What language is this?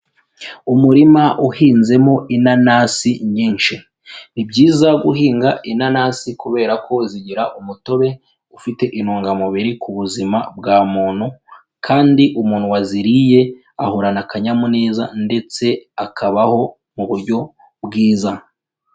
Kinyarwanda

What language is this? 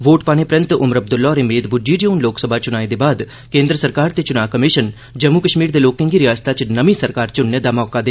Dogri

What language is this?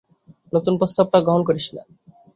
Bangla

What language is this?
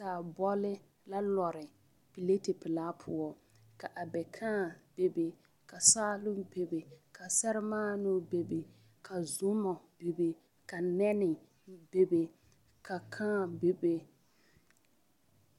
Southern Dagaare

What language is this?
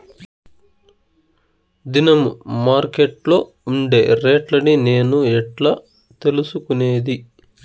Telugu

